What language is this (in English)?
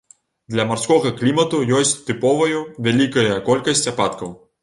Belarusian